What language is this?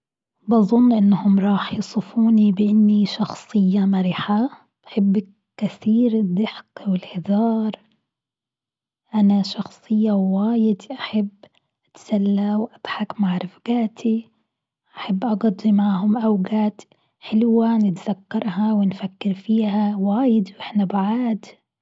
Gulf Arabic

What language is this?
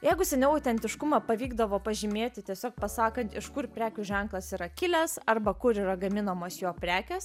Lithuanian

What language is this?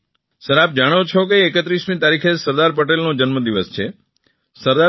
Gujarati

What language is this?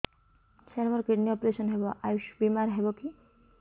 Odia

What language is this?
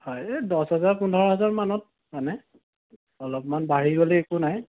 Assamese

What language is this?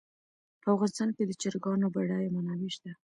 Pashto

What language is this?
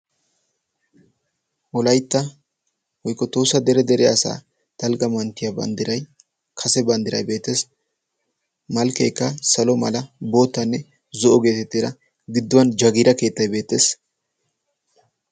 Wolaytta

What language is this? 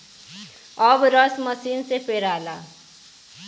Bhojpuri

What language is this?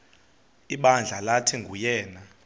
Xhosa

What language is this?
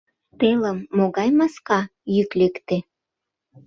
Mari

